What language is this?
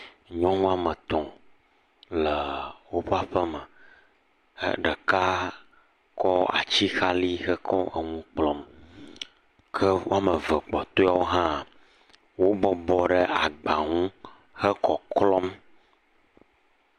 Ewe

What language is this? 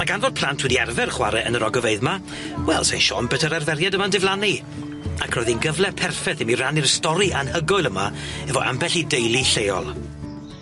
Welsh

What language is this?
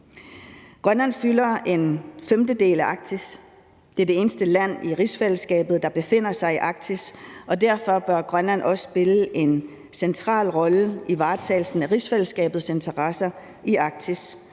Danish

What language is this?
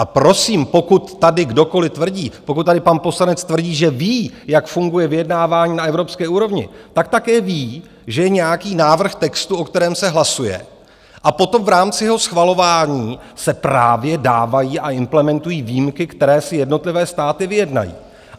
Czech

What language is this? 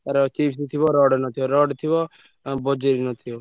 Odia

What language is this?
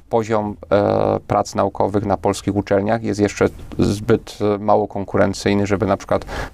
Polish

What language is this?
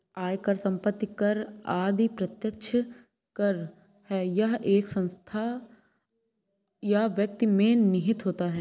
Hindi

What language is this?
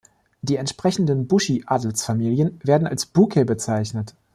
German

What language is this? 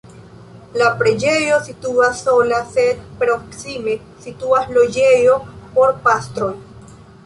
Esperanto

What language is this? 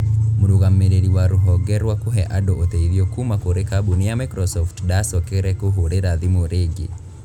Kikuyu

